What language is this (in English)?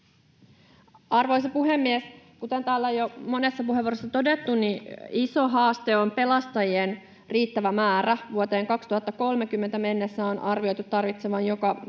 Finnish